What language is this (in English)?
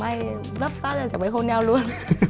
Vietnamese